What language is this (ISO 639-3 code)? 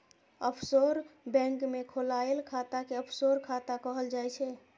mai